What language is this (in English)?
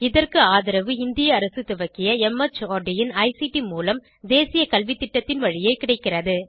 Tamil